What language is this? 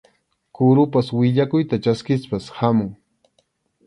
Arequipa-La Unión Quechua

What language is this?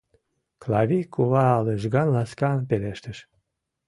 Mari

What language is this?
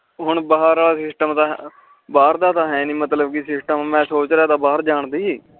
Punjabi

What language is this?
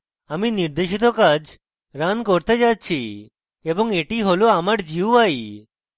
Bangla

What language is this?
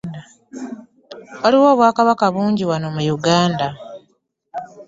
Ganda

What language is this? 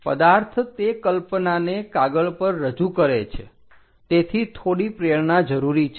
Gujarati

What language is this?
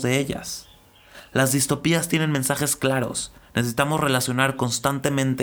Spanish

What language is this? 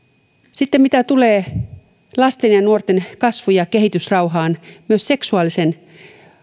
Finnish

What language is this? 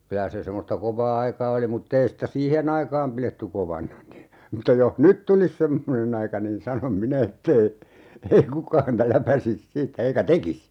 Finnish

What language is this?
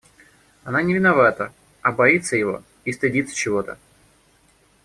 Russian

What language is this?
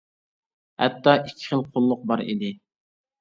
Uyghur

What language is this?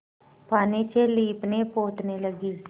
Hindi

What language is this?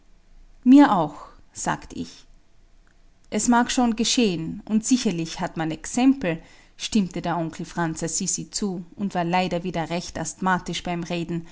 German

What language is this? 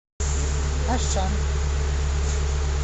Russian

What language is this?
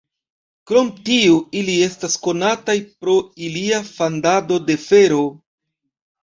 Esperanto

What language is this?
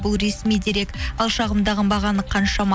Kazakh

